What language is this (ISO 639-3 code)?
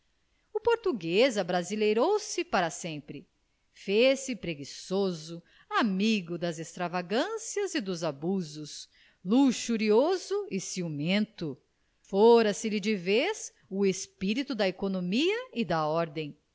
por